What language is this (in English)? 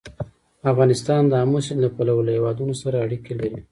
Pashto